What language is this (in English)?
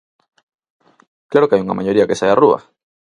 Galician